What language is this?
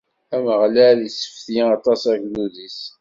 Kabyle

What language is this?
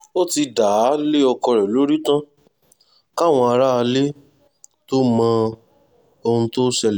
Yoruba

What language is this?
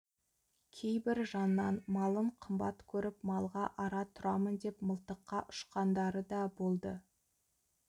Kazakh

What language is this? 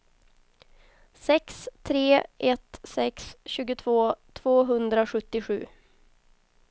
Swedish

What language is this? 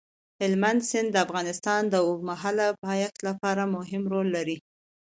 Pashto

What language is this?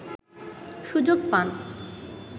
Bangla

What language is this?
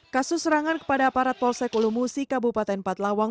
Indonesian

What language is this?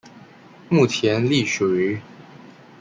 Chinese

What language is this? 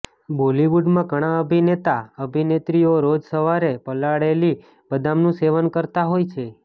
Gujarati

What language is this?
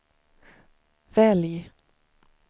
Swedish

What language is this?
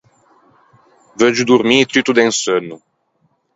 Ligurian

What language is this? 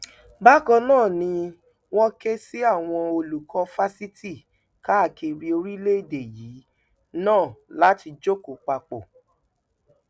Yoruba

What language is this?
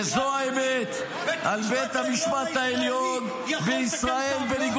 Hebrew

